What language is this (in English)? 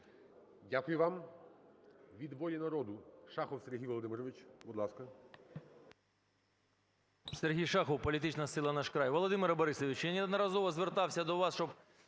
Ukrainian